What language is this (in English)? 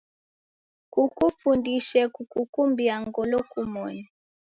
Taita